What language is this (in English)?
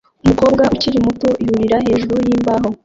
Kinyarwanda